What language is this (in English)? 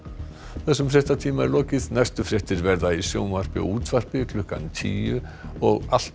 Icelandic